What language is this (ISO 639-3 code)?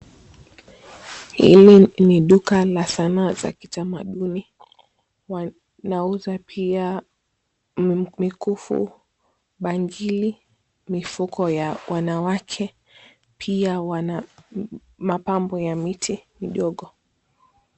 swa